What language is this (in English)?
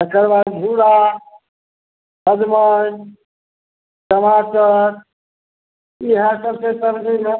Maithili